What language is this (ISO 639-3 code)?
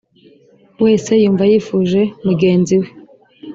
kin